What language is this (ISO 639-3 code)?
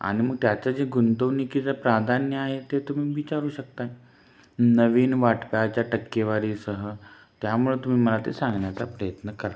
mar